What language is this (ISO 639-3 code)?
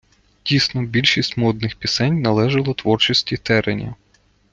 ukr